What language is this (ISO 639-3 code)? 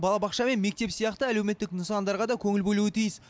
kaz